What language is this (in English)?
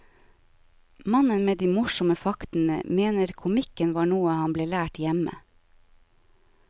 Norwegian